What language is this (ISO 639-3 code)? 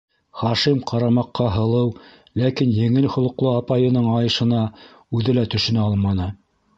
bak